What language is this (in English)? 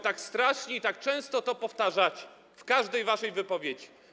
Polish